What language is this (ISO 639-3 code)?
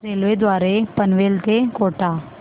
mar